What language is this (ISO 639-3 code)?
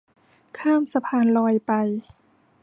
tha